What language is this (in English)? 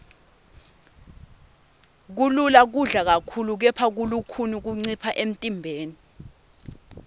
Swati